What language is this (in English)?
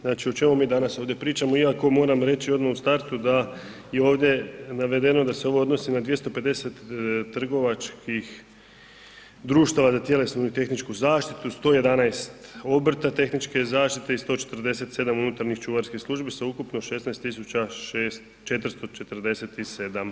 Croatian